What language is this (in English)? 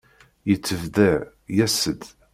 Kabyle